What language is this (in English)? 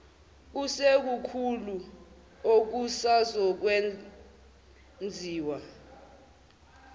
Zulu